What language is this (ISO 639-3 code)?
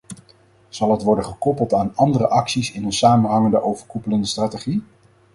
nld